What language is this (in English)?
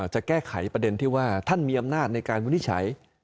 Thai